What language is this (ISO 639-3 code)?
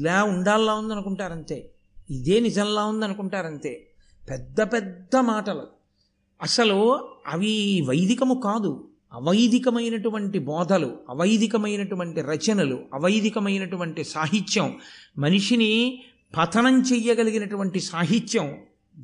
tel